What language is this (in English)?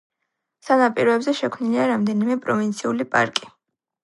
Georgian